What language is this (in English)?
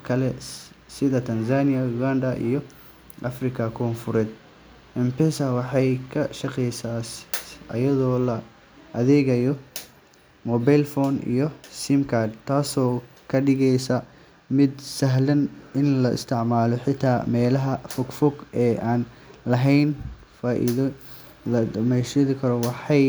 Somali